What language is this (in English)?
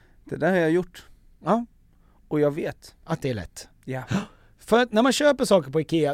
Swedish